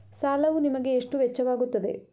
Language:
Kannada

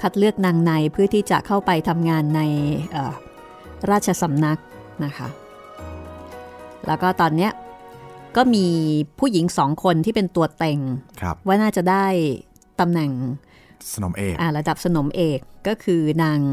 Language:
Thai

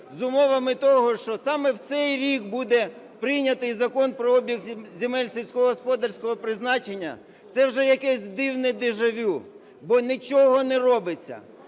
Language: Ukrainian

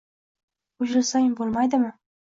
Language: Uzbek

